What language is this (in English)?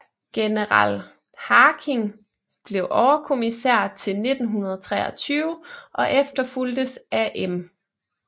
Danish